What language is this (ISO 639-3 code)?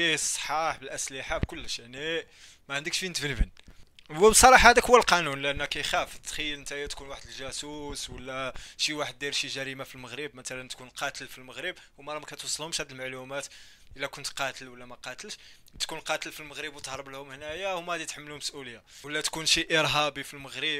ara